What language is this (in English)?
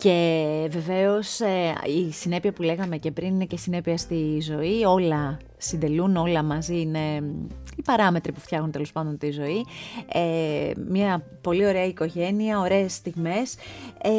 Greek